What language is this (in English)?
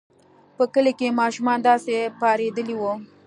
Pashto